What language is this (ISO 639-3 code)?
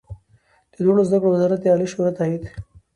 pus